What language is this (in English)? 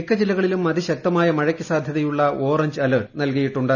Malayalam